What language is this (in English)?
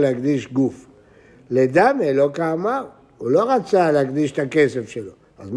Hebrew